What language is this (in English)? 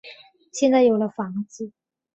Chinese